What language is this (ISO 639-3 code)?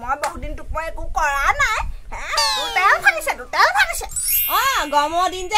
tha